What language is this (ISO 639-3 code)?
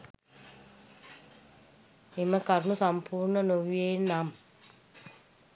sin